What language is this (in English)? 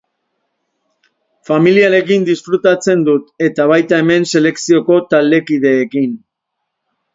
Basque